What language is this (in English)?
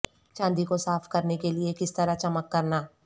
Urdu